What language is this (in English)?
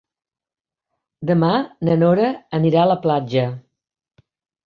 Catalan